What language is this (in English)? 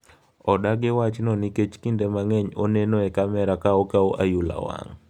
Luo (Kenya and Tanzania)